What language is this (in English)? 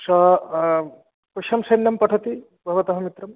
Sanskrit